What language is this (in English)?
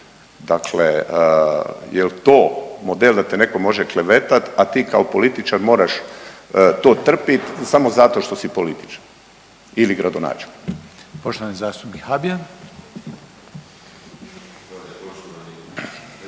Croatian